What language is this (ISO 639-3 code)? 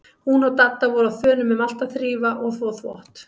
isl